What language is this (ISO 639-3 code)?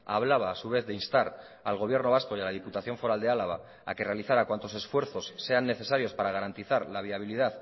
spa